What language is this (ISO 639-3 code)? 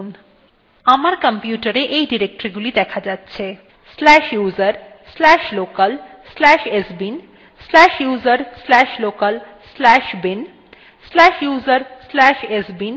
ben